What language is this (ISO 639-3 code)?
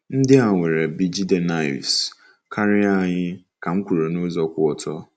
ibo